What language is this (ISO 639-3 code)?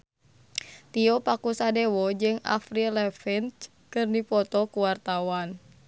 sun